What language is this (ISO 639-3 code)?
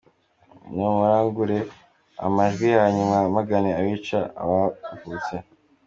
kin